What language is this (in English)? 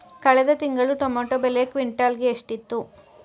Kannada